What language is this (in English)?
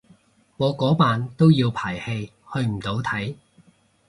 Cantonese